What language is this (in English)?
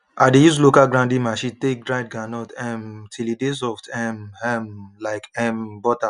Nigerian Pidgin